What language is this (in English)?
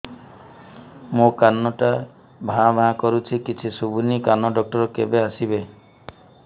Odia